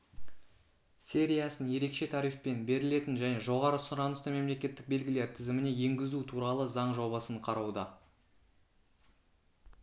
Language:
Kazakh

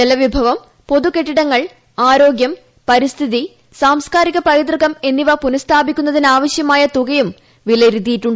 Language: Malayalam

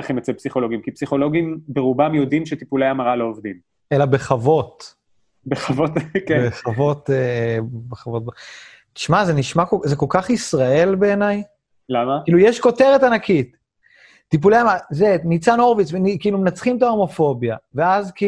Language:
Hebrew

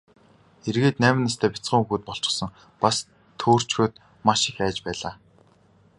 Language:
Mongolian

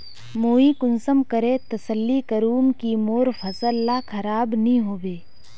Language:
Magahi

